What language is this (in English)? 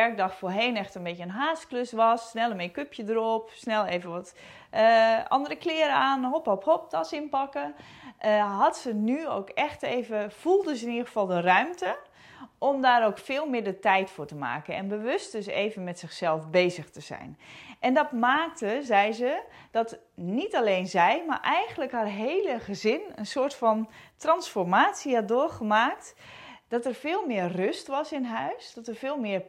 Dutch